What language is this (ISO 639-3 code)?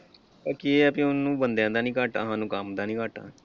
pan